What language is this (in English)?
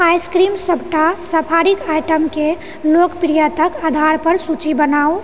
Maithili